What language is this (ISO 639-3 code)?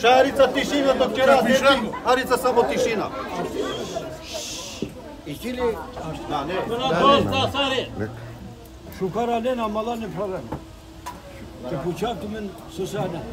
ron